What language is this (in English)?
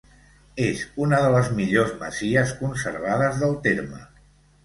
Catalan